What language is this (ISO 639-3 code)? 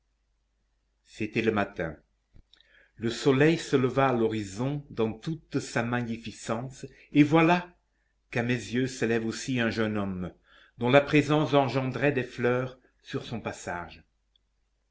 fra